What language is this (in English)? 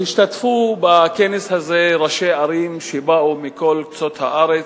Hebrew